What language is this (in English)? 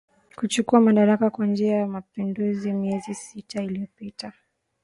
Swahili